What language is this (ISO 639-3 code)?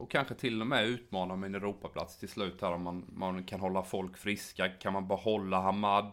swe